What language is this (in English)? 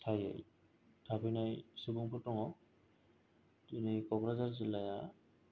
Bodo